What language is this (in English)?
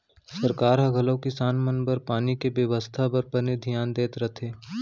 Chhattisgarhi